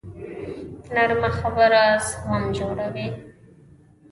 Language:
Pashto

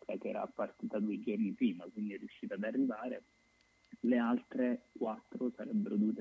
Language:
Italian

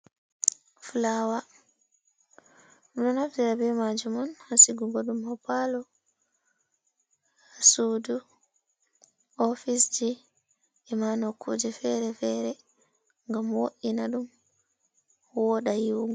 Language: Fula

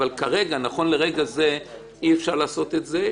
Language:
Hebrew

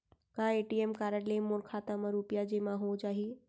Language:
Chhattisgarhi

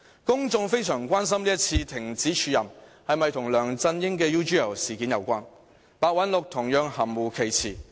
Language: Cantonese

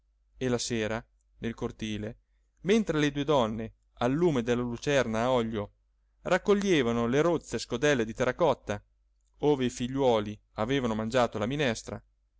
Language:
Italian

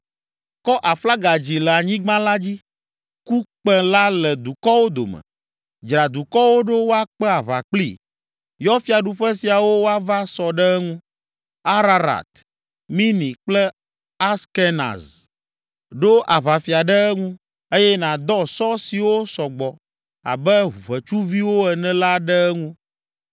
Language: Ewe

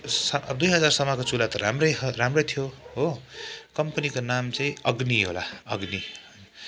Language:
Nepali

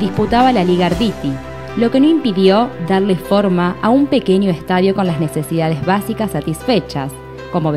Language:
Spanish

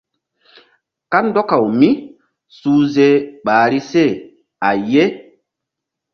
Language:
Mbum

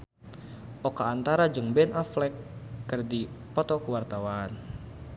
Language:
Sundanese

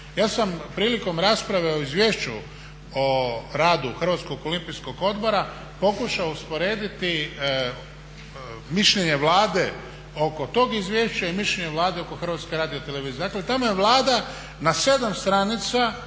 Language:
Croatian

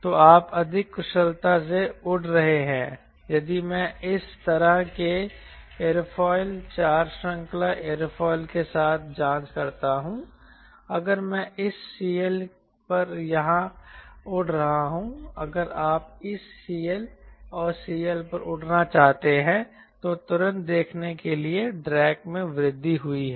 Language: Hindi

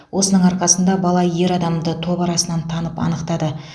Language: Kazakh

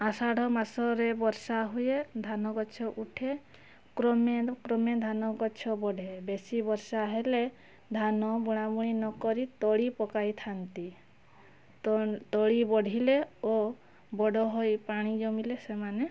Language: Odia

